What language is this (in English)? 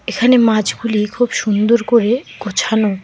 Bangla